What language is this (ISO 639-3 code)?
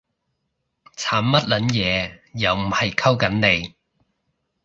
yue